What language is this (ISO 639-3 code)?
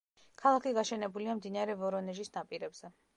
kat